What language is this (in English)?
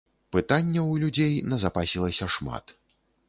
Belarusian